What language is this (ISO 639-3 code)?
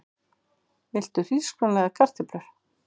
isl